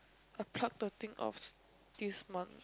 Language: English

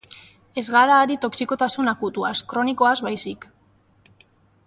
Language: Basque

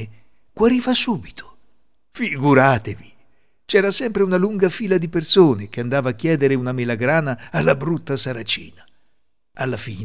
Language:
Italian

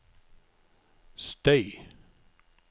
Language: Norwegian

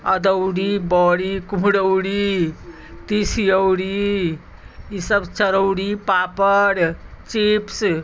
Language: Maithili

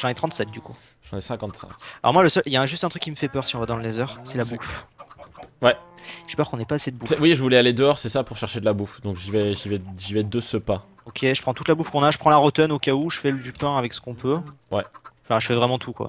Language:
French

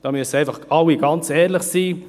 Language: Swiss German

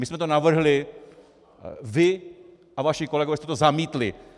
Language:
Czech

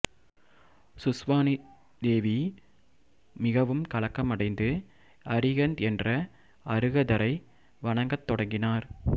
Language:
Tamil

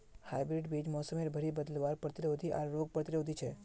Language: Magahi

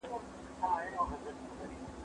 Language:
Pashto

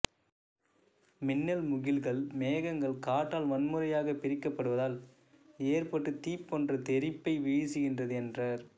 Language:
Tamil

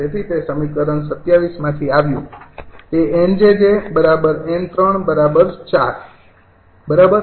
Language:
Gujarati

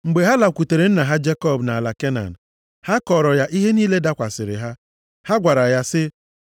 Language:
Igbo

